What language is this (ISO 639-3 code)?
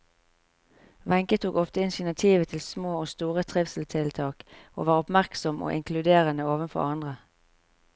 nor